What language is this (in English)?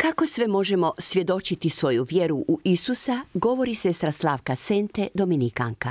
Croatian